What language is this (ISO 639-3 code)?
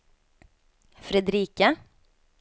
swe